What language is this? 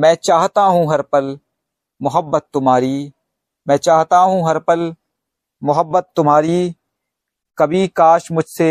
Hindi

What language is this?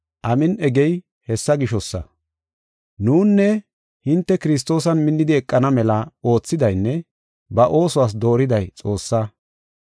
Gofa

